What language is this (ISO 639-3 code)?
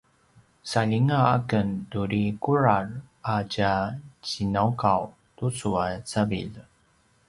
pwn